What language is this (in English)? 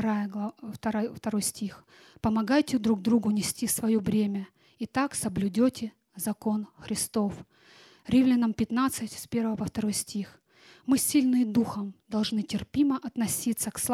Russian